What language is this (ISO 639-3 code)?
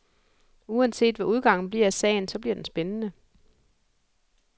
dan